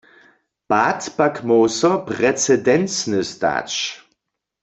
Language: Upper Sorbian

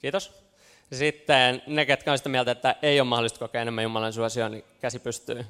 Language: Finnish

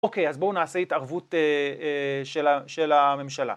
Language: Hebrew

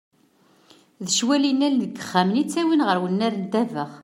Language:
Kabyle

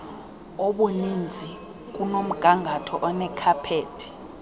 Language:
Xhosa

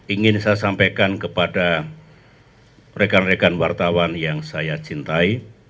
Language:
Indonesian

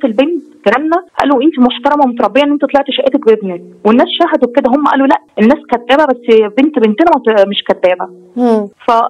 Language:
Arabic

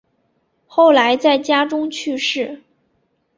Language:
Chinese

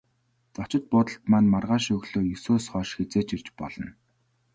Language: Mongolian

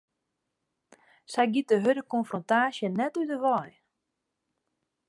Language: Western Frisian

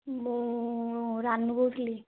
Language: Odia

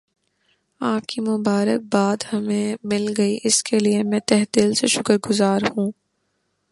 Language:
Urdu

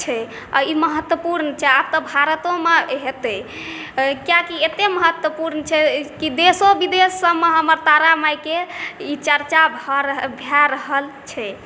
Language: Maithili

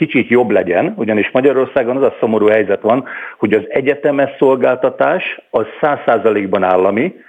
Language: Hungarian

